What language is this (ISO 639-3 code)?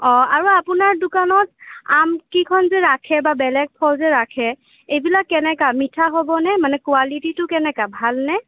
asm